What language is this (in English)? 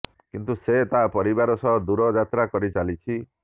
Odia